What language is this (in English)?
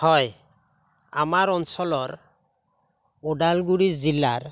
Assamese